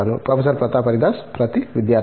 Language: Telugu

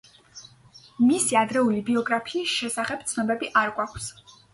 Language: Georgian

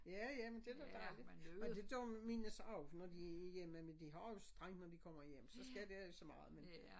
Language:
Danish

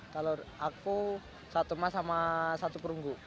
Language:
Indonesian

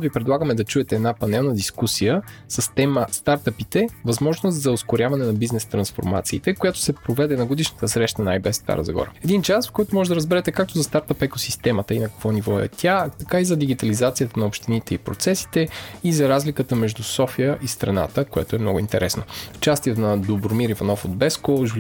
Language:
Bulgarian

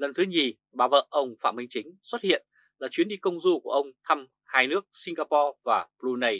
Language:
Vietnamese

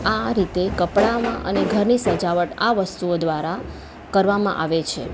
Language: Gujarati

